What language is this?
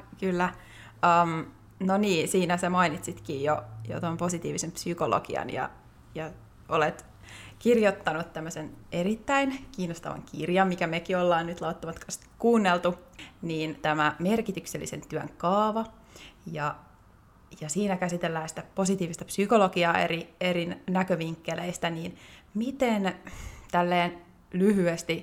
Finnish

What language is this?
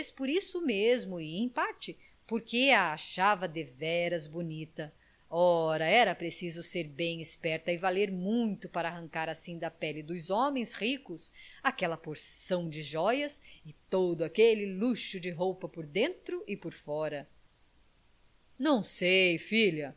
Portuguese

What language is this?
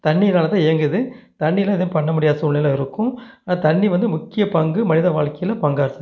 Tamil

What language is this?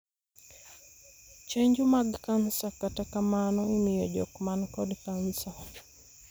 Luo (Kenya and Tanzania)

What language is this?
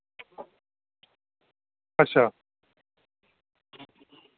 Dogri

